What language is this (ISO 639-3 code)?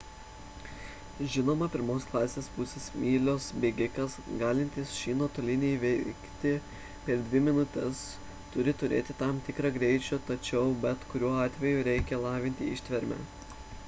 lit